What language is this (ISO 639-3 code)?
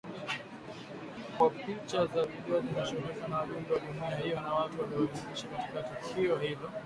swa